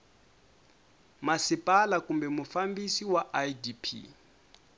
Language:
Tsonga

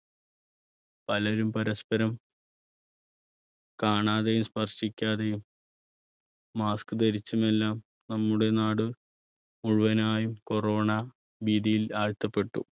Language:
Malayalam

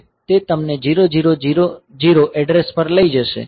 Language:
Gujarati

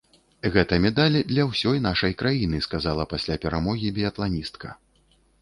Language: Belarusian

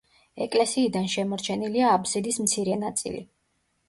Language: Georgian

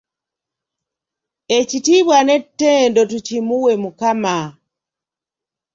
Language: Ganda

